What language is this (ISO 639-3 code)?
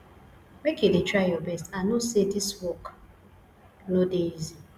pcm